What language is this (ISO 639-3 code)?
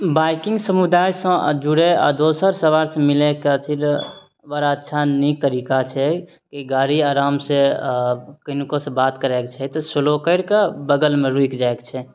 mai